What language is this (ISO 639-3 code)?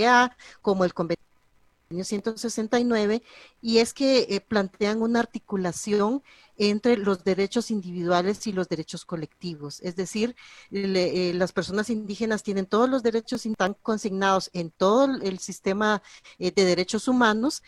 spa